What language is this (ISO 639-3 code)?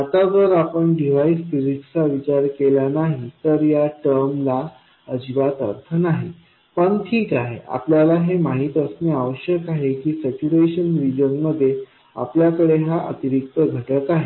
mar